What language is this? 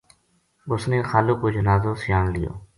Gujari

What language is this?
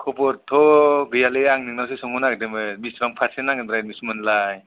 Bodo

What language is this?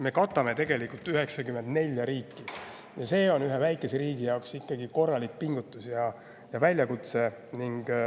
Estonian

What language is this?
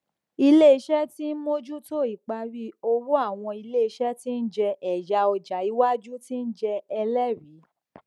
Yoruba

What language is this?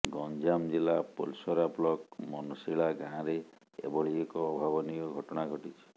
Odia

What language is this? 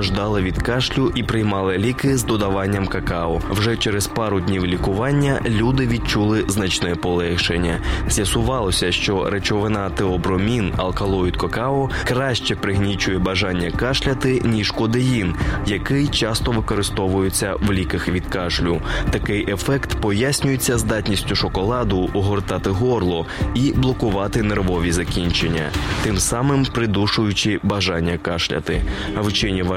Ukrainian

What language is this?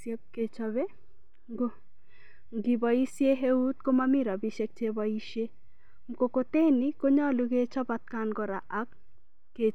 Kalenjin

